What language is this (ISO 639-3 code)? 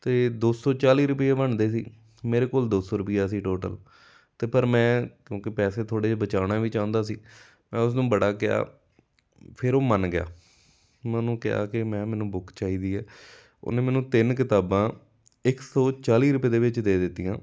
pan